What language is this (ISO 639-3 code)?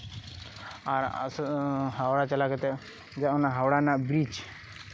sat